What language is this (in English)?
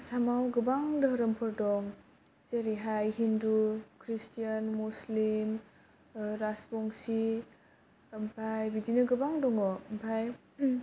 Bodo